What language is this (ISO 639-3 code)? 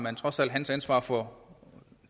dan